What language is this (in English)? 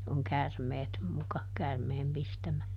Finnish